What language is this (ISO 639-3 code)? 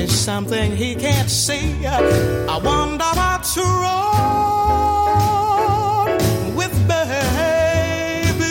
fra